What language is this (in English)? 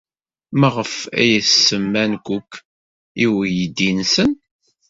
Kabyle